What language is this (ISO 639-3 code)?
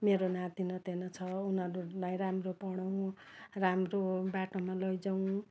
nep